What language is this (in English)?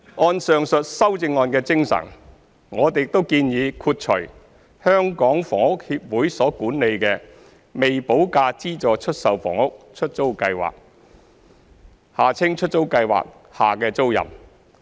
Cantonese